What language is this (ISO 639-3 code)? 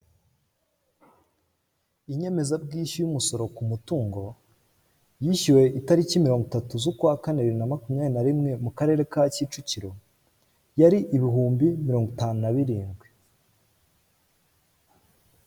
kin